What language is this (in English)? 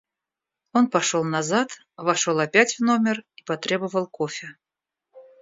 Russian